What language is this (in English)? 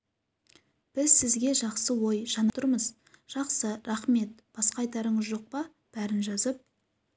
Kazakh